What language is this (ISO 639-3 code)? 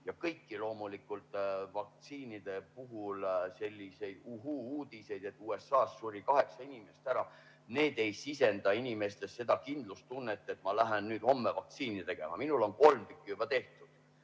est